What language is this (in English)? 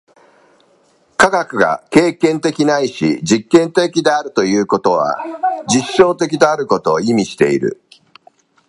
Japanese